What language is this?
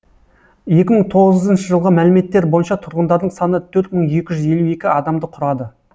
Kazakh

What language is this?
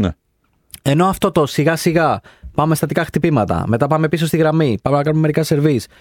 Greek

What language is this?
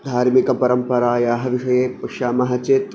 Sanskrit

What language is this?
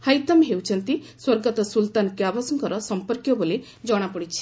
Odia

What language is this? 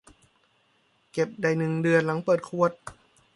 Thai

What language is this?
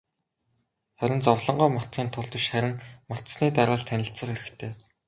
Mongolian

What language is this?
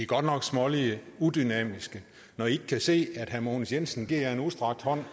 Danish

